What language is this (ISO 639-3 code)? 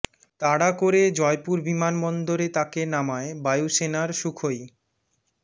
ben